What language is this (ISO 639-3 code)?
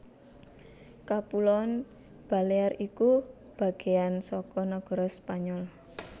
jav